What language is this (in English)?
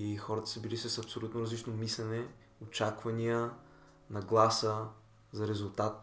Bulgarian